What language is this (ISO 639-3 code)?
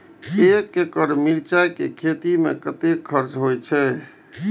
mai